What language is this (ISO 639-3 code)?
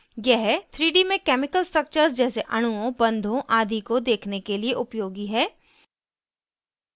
hin